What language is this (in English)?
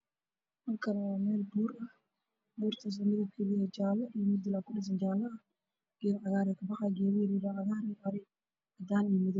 Somali